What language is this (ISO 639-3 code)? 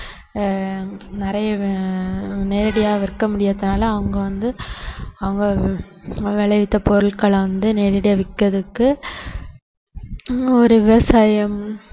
tam